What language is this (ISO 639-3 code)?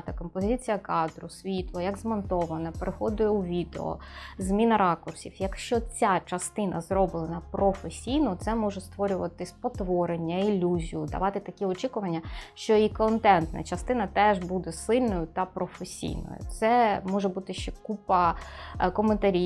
ukr